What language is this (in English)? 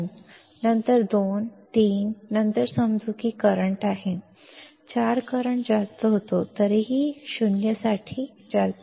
Marathi